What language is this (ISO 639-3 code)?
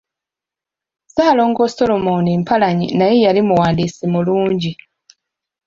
lug